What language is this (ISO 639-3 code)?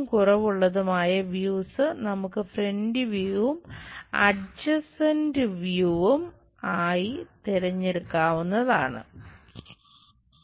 mal